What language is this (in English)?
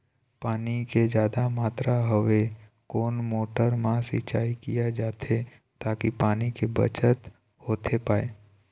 Chhattisgarhi